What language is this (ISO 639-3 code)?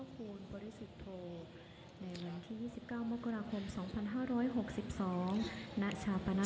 tha